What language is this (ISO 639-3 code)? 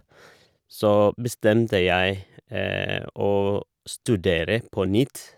nor